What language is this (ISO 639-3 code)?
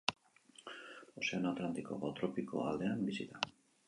eus